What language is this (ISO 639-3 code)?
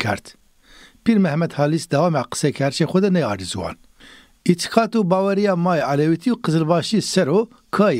tur